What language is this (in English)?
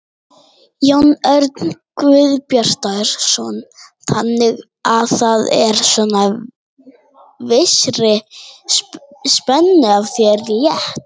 Icelandic